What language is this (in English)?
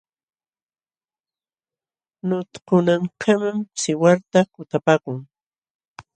Jauja Wanca Quechua